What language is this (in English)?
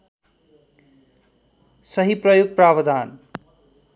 Nepali